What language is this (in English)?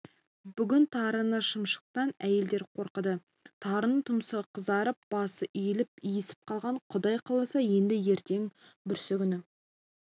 Kazakh